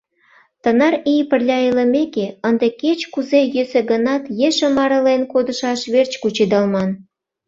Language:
Mari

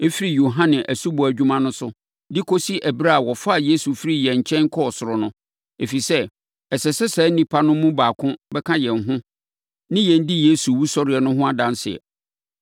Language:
Akan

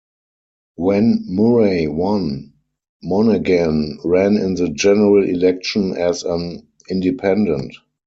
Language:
English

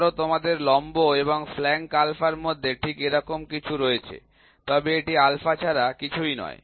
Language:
Bangla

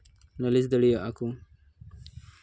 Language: Santali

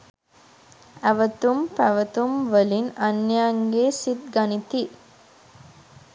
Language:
Sinhala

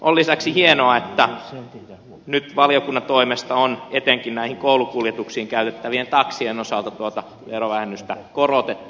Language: Finnish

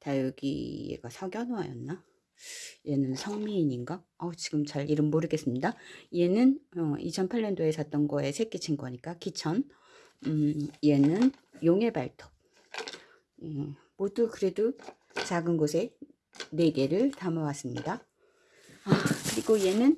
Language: Korean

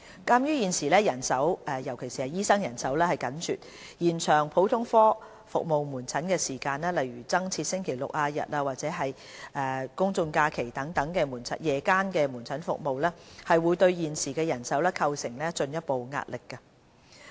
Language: Cantonese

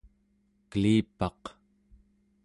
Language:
Central Yupik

